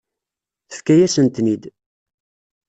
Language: Kabyle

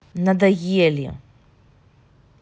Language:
Russian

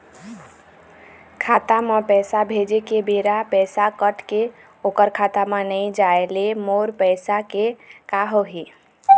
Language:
Chhattisgarhi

